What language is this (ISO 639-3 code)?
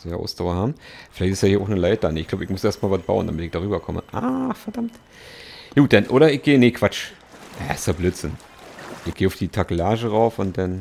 deu